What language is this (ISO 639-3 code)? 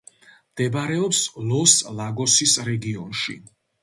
kat